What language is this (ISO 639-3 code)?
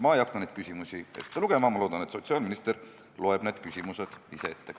est